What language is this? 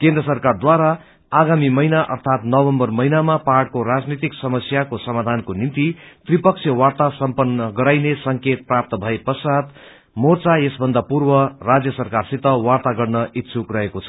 Nepali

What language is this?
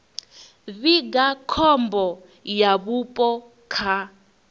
Venda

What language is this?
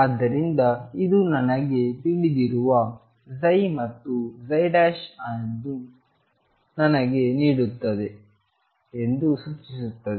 Kannada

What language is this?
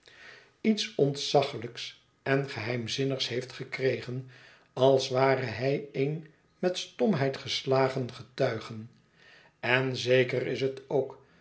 Dutch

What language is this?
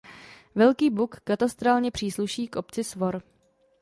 Czech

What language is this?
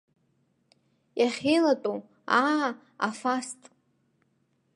Abkhazian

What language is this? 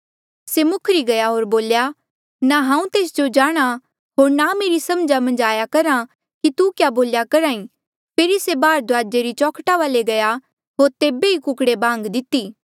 Mandeali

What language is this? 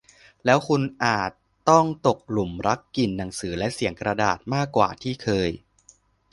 Thai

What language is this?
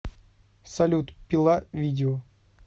Russian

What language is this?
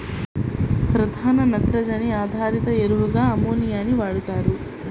Telugu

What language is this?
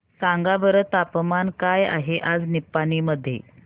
Marathi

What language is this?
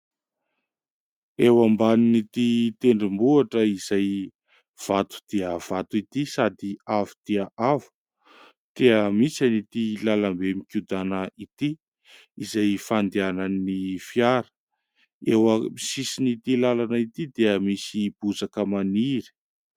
Malagasy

